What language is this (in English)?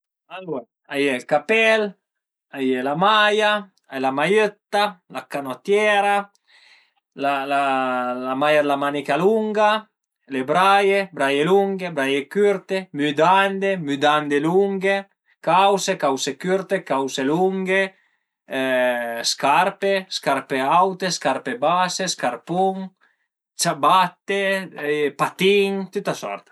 Piedmontese